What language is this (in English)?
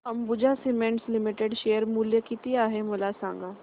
Marathi